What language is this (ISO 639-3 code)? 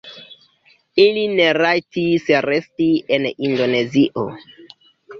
epo